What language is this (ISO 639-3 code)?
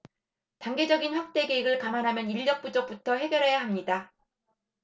kor